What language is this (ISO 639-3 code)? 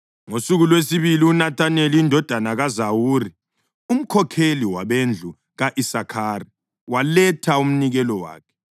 nde